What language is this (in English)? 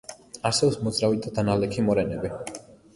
Georgian